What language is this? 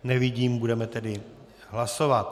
Czech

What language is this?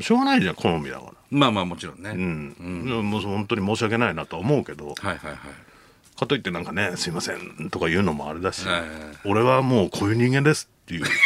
Japanese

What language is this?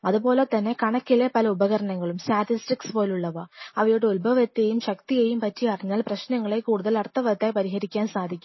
Malayalam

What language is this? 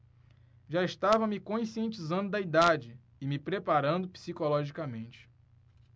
Portuguese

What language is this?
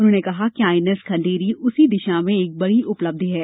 Hindi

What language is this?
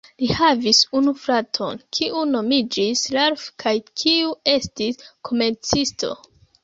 Esperanto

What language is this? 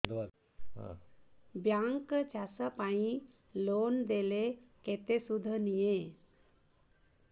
Odia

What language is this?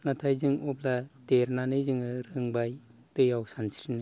Bodo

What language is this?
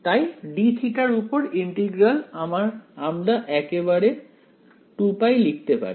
Bangla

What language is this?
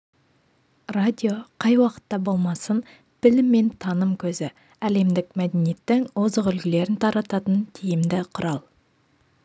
Kazakh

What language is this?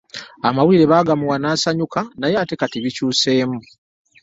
Ganda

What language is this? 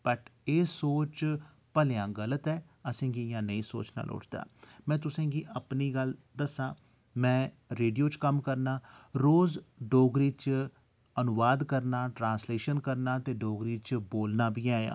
Dogri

